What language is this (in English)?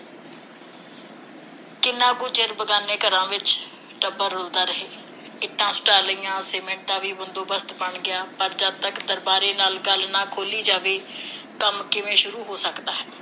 Punjabi